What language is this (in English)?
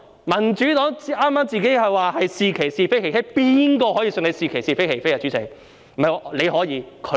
Cantonese